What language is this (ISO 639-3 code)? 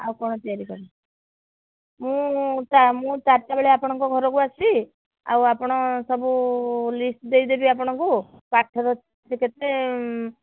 ori